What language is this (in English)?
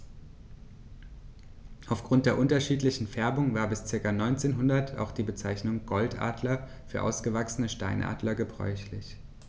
German